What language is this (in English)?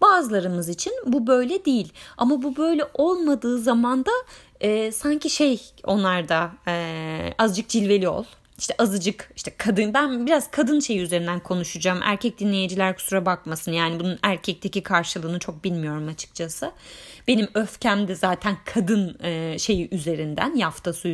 Turkish